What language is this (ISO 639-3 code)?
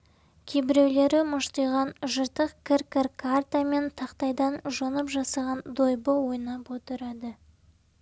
kaz